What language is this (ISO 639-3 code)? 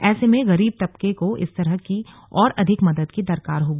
hin